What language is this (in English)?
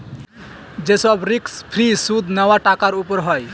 Bangla